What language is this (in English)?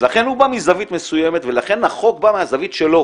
Hebrew